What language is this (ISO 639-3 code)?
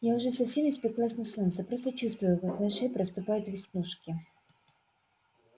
rus